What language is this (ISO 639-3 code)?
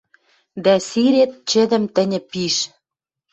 mrj